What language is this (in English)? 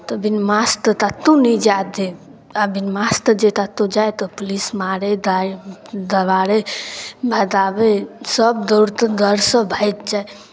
Maithili